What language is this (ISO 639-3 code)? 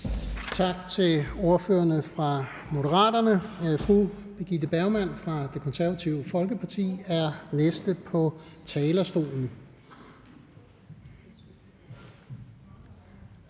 dan